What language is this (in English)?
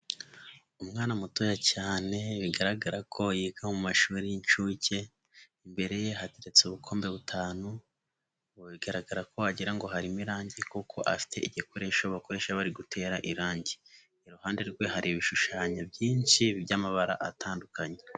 Kinyarwanda